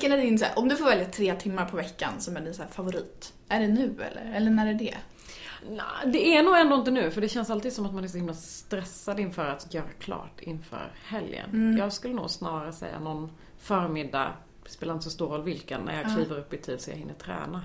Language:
Swedish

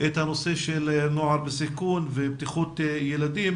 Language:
Hebrew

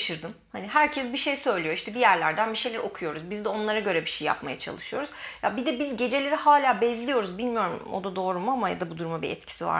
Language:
Turkish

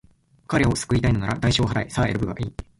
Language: Japanese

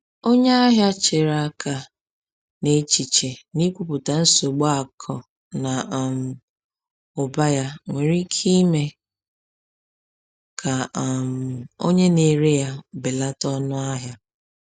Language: Igbo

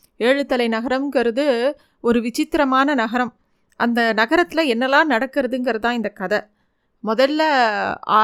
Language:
Tamil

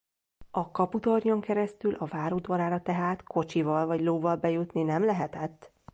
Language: Hungarian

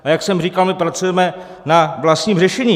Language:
Czech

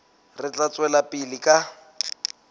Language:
Southern Sotho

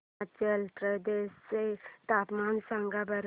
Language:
Marathi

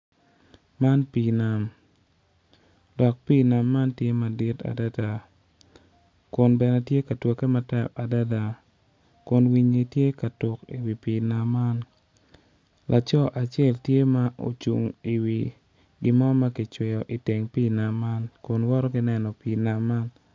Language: Acoli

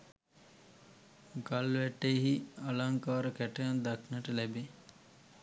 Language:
Sinhala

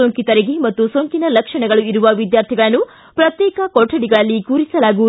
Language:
Kannada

